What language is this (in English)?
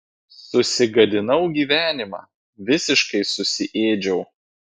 Lithuanian